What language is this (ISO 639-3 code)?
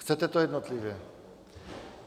ces